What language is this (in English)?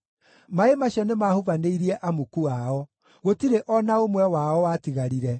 Kikuyu